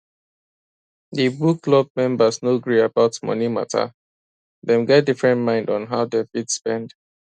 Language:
Nigerian Pidgin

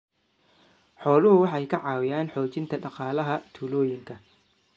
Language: Somali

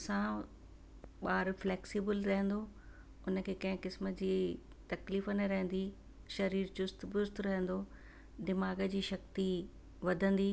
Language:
Sindhi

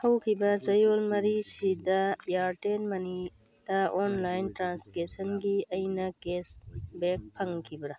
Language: Manipuri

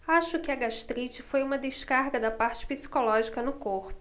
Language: Portuguese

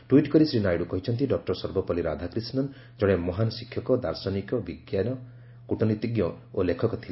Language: Odia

